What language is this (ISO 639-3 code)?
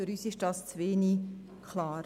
gsw